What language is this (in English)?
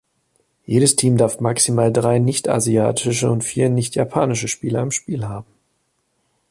German